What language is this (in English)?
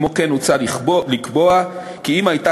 Hebrew